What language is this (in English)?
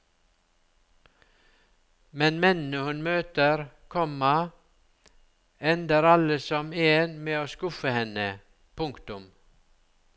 Norwegian